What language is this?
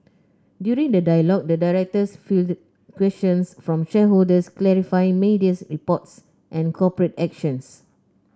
English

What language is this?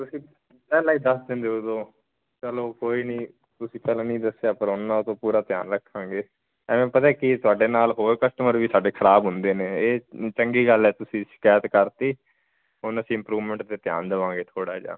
Punjabi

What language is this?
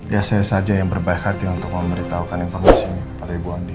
Indonesian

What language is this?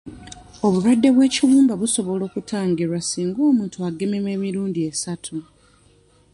Ganda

